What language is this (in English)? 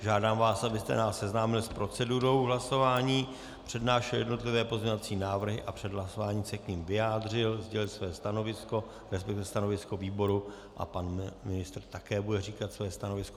Czech